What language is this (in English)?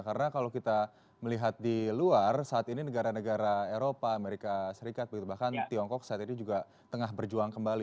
Indonesian